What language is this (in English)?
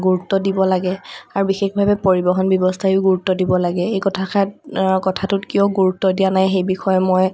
Assamese